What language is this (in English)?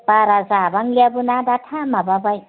Bodo